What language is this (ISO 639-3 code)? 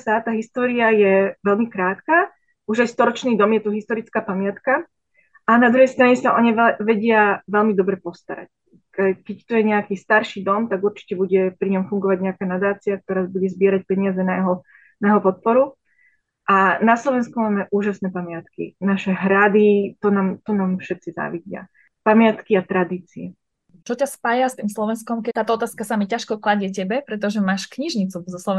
slk